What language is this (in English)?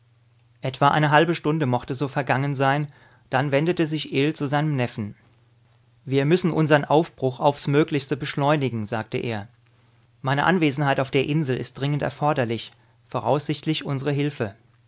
German